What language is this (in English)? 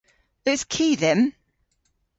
Cornish